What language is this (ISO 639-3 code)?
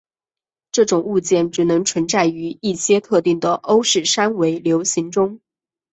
zho